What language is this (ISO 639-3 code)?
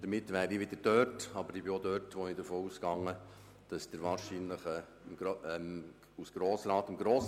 gsw